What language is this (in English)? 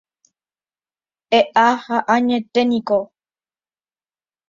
Guarani